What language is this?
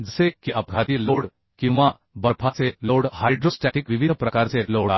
Marathi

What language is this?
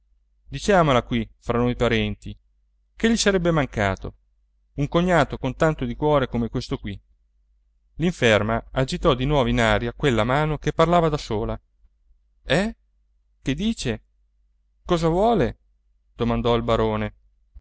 Italian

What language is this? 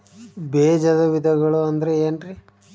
Kannada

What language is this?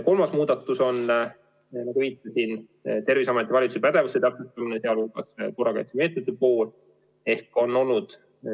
Estonian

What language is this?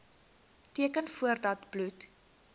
Afrikaans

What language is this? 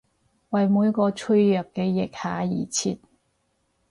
Cantonese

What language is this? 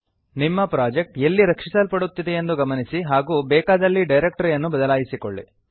Kannada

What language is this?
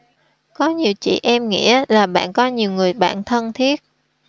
Vietnamese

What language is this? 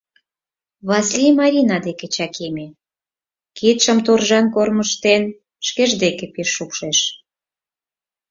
Mari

